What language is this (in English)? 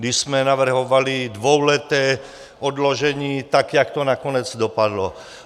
Czech